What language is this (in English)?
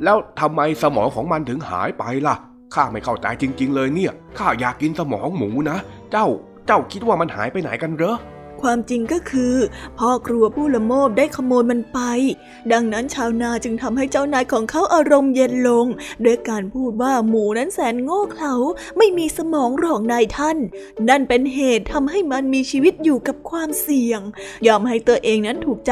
Thai